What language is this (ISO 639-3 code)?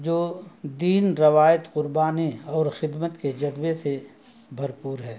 urd